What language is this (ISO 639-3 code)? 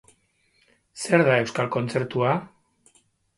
eus